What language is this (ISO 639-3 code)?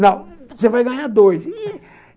por